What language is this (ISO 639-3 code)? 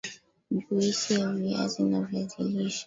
swa